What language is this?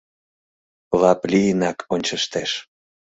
Mari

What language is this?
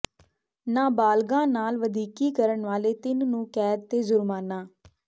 Punjabi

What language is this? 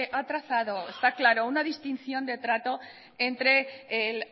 Spanish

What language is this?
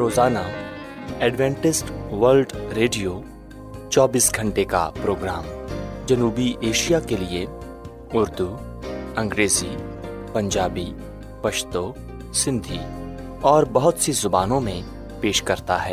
Urdu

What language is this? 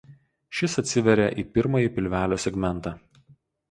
Lithuanian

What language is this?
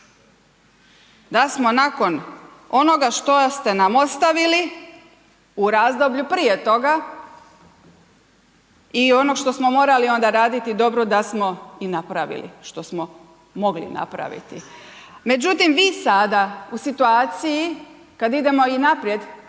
Croatian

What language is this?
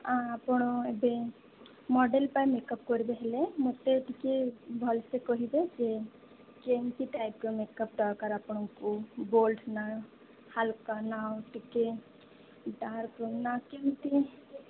Odia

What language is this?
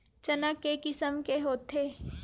Chhattisgarhi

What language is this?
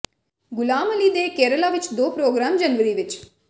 Punjabi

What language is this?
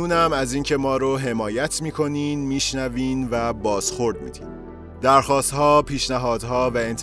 Persian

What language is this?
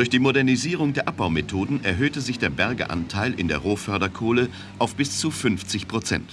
German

